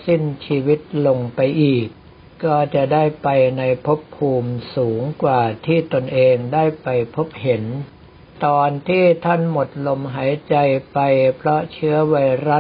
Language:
Thai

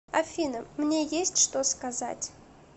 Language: Russian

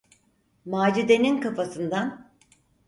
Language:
Turkish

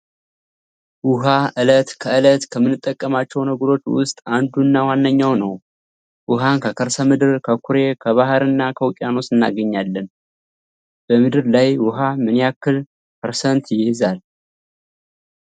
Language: Amharic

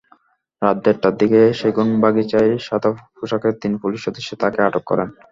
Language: Bangla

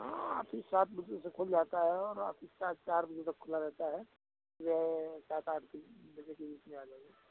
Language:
Hindi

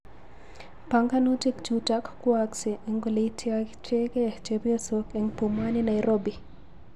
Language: Kalenjin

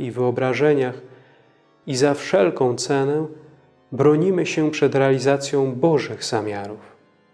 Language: Polish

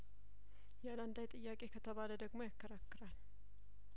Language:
Amharic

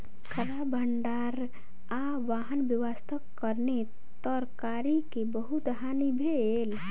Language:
Maithili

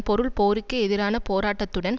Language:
Tamil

